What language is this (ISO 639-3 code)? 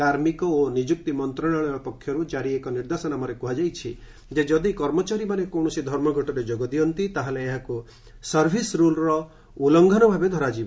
ori